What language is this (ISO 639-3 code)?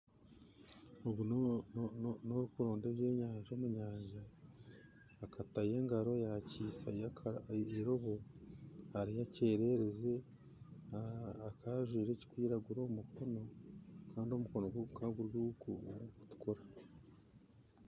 nyn